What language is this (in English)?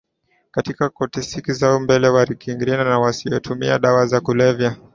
Swahili